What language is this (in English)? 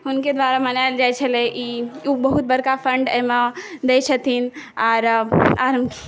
Maithili